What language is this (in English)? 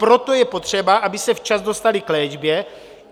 Czech